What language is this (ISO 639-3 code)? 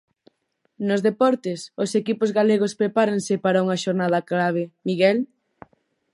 glg